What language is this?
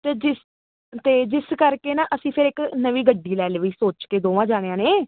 Punjabi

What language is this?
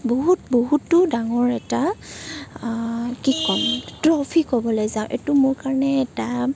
Assamese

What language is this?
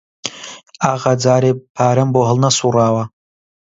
Central Kurdish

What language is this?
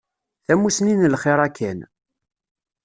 Kabyle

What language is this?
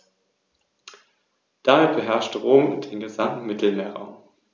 German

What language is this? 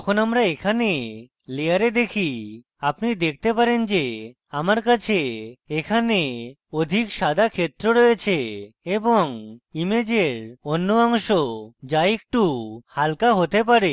Bangla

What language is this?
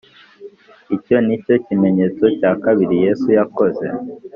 Kinyarwanda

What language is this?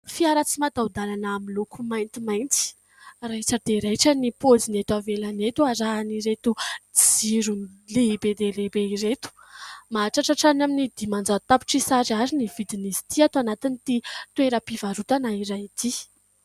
Malagasy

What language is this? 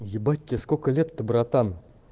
Russian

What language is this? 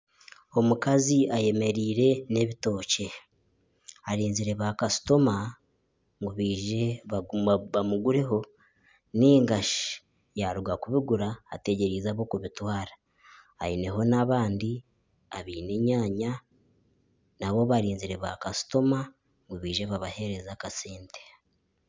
Nyankole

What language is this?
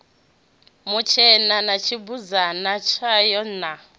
Venda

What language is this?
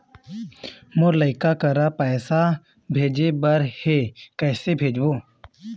Chhattisgarhi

